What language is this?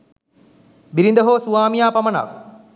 Sinhala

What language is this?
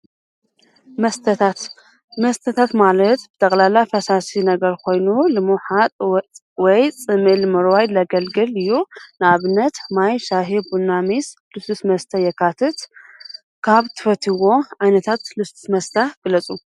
Tigrinya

